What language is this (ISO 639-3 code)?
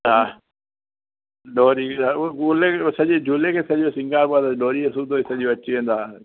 snd